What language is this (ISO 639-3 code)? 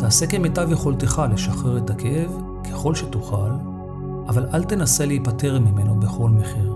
heb